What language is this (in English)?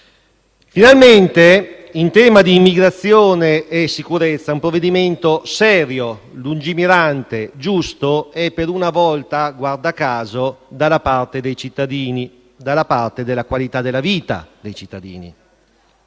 Italian